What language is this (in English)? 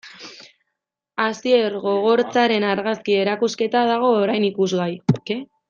Basque